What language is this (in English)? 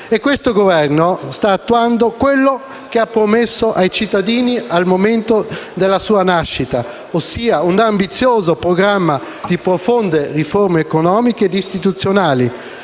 Italian